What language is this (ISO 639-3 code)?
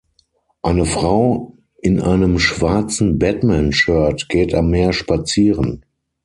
deu